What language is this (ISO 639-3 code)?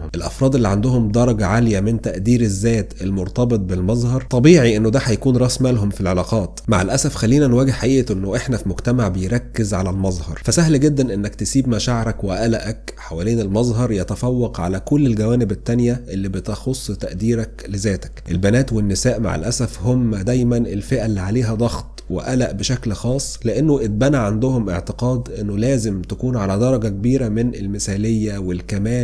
ara